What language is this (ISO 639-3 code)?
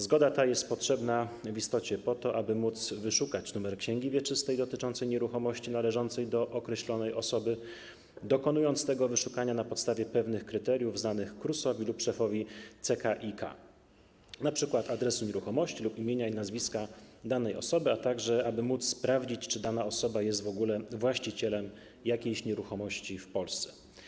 pol